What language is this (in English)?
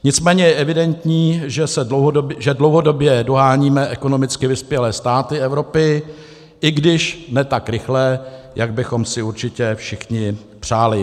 Czech